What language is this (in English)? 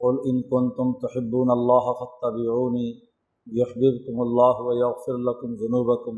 Urdu